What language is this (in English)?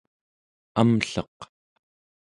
Central Yupik